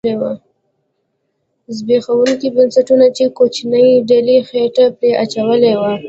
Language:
Pashto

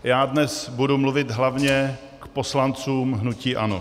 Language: Czech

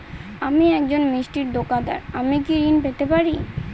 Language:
Bangla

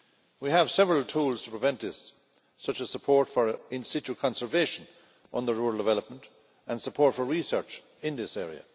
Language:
English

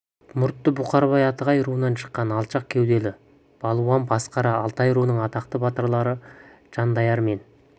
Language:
Kazakh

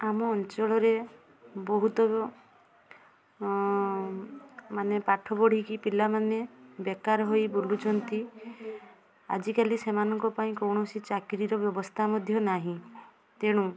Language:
Odia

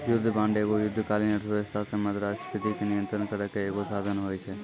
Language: Maithili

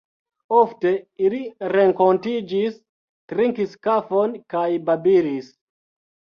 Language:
Esperanto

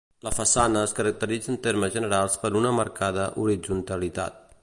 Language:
Catalan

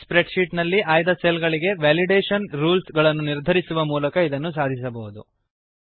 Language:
Kannada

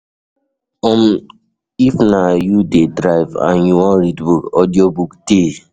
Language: Nigerian Pidgin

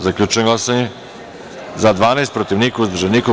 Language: Serbian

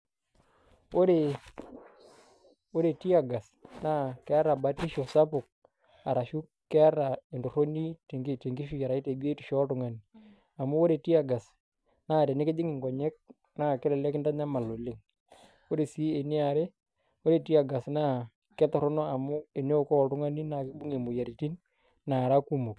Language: Masai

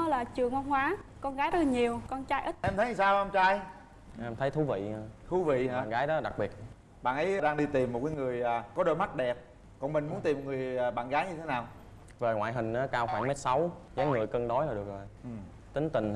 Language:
Vietnamese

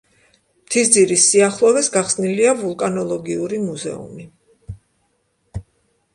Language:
Georgian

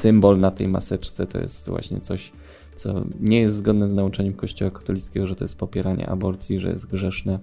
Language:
Polish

